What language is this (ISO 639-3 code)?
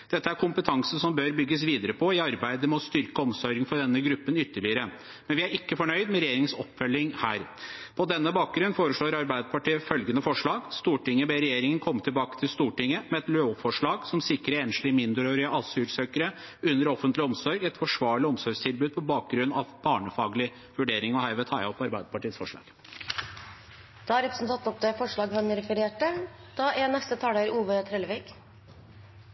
nor